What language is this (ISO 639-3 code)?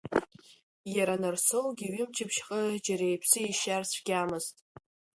abk